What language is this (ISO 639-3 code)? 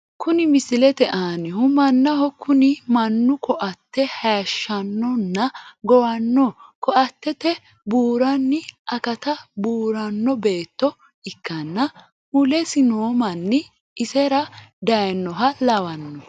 sid